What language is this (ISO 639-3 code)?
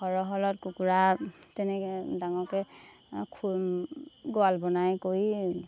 asm